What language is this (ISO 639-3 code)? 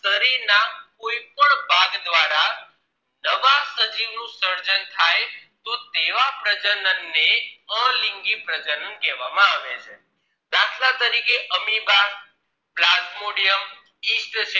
guj